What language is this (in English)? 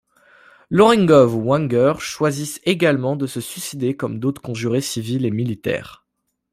French